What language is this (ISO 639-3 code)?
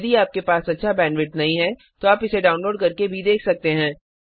hin